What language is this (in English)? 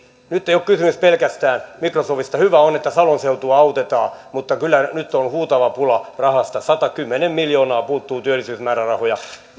Finnish